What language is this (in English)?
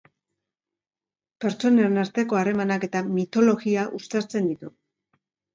Basque